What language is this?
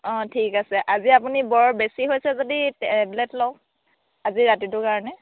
Assamese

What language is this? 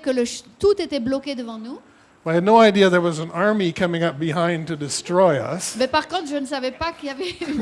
French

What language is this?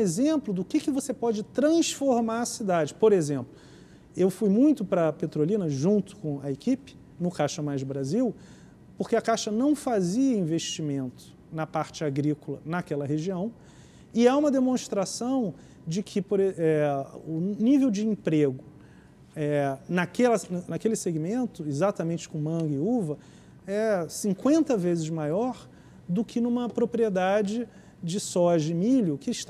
Portuguese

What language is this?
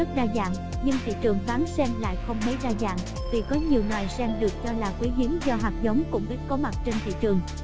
Vietnamese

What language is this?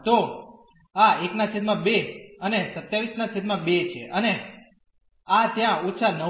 Gujarati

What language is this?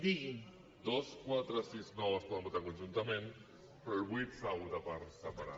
Catalan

